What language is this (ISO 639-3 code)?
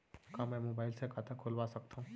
hne